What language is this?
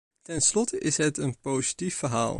Dutch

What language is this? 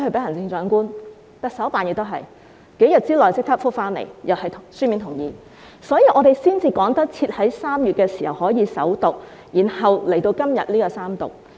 Cantonese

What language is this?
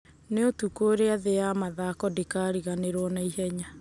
Kikuyu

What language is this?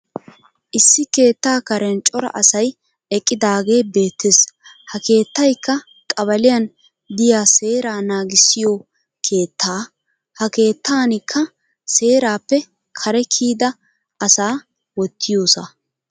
Wolaytta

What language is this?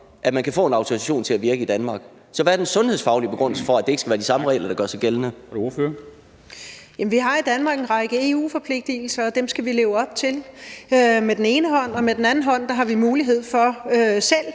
Danish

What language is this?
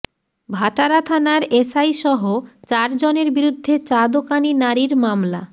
Bangla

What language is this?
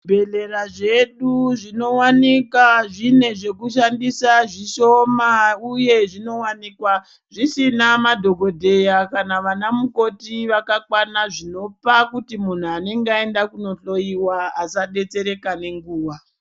Ndau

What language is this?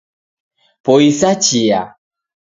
Taita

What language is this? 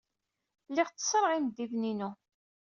Kabyle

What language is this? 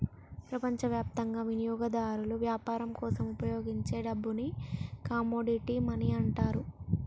Telugu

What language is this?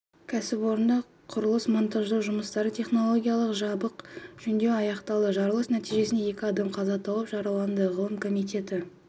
Kazakh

